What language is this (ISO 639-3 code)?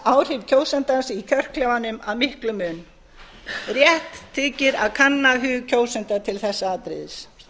isl